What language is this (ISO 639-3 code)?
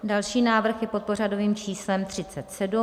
ces